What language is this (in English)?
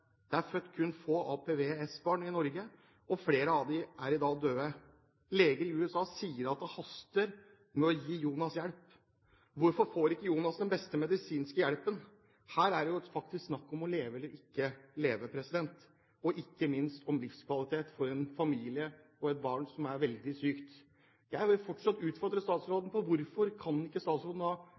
Norwegian Bokmål